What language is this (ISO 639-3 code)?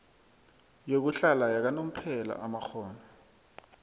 nbl